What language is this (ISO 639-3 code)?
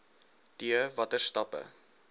afr